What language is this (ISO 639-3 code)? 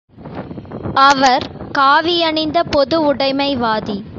tam